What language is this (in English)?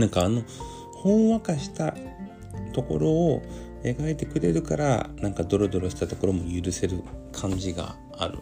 Japanese